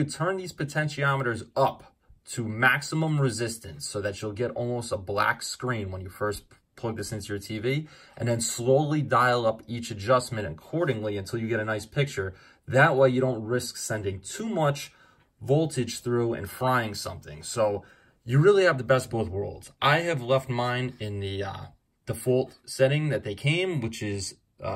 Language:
English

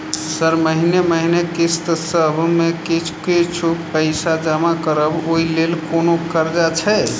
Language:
Maithili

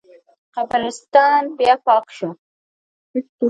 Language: Pashto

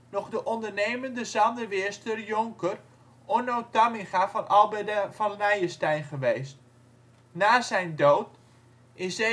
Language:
Dutch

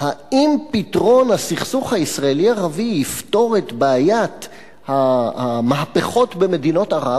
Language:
Hebrew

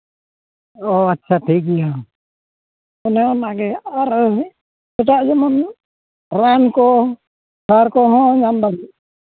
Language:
Santali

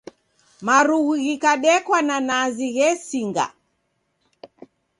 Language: Taita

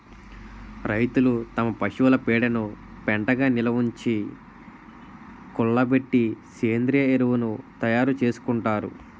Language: Telugu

